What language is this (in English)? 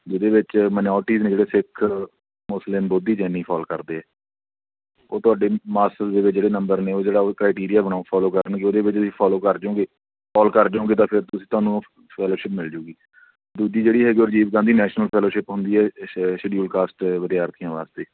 Punjabi